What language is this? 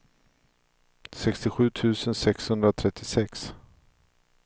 Swedish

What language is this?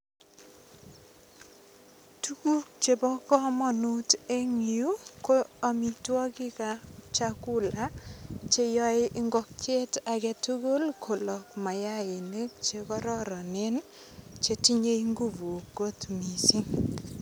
Kalenjin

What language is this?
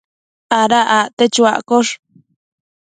Matsés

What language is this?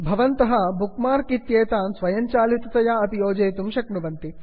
Sanskrit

